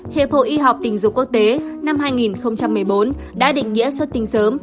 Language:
Vietnamese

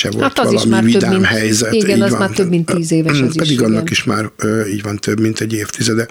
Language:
Hungarian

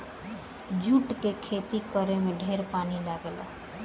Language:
Bhojpuri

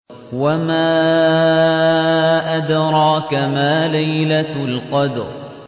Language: Arabic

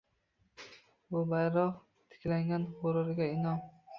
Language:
Uzbek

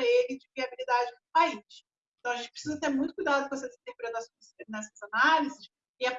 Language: Portuguese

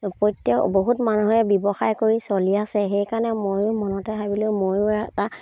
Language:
Assamese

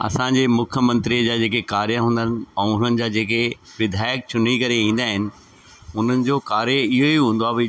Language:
Sindhi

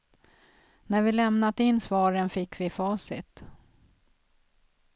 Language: Swedish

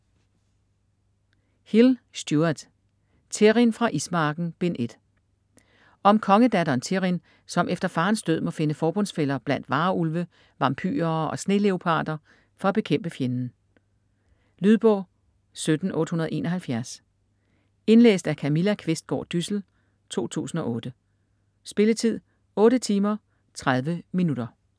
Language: Danish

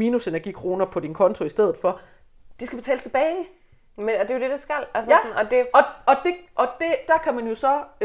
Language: Danish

